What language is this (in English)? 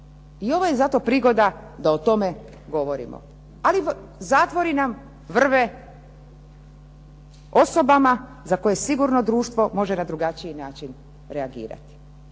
Croatian